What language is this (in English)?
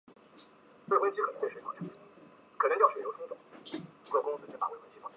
Chinese